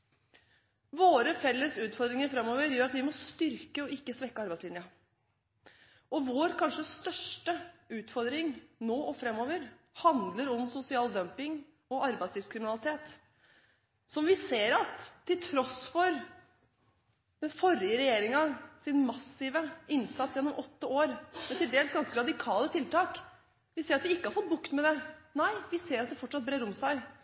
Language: Norwegian Bokmål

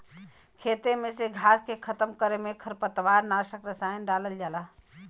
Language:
Bhojpuri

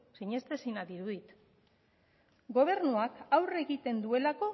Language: Basque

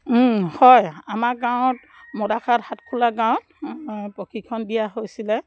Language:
Assamese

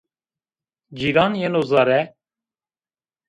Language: Zaza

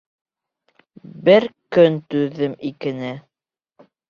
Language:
Bashkir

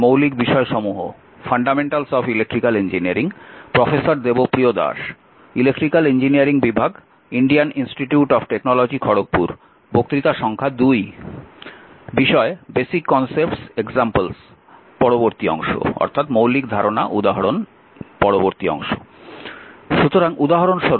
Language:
Bangla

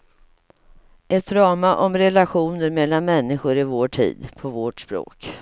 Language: Swedish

